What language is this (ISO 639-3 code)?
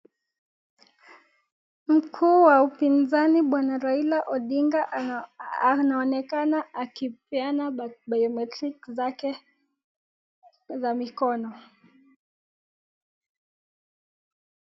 swa